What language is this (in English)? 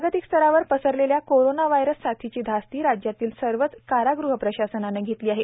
Marathi